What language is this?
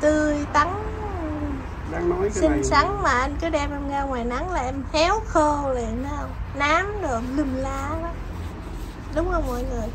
Vietnamese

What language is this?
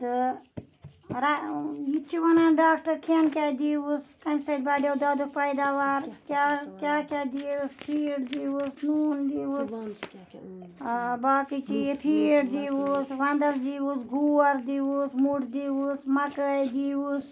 Kashmiri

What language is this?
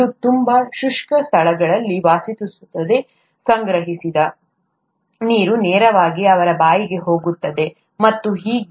Kannada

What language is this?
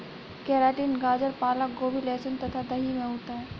Hindi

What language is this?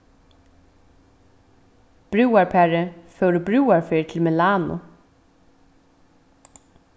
Faroese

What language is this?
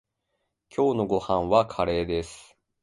Japanese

